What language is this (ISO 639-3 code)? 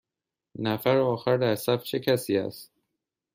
fas